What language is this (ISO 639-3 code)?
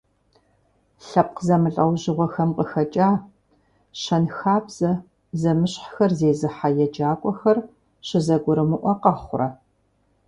kbd